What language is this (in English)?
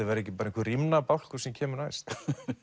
Icelandic